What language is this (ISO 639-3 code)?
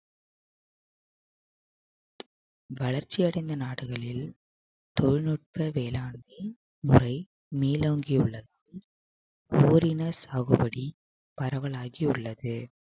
tam